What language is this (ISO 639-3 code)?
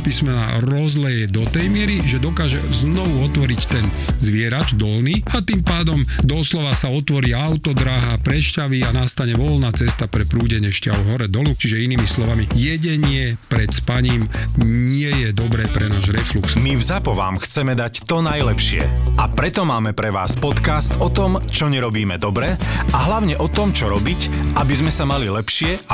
slk